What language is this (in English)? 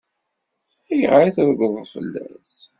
Kabyle